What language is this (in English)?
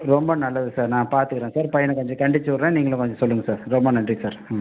Tamil